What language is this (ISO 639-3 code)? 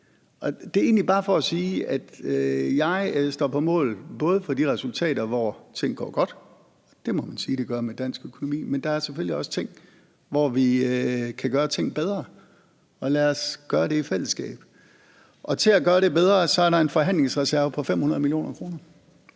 dan